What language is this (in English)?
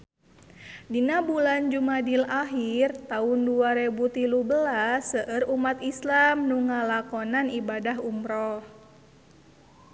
Sundanese